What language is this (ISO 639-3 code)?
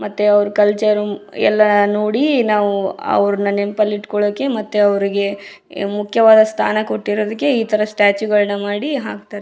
kan